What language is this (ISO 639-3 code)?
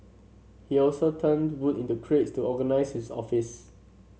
eng